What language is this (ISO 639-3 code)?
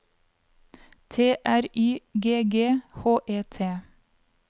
nor